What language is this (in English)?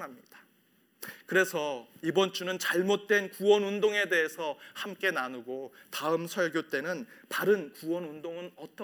Korean